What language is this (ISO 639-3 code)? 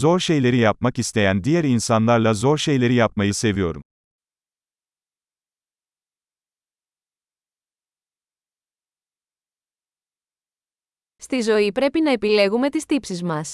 ell